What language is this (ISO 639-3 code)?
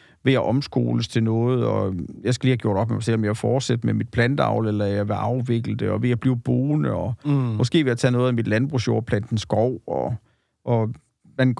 dan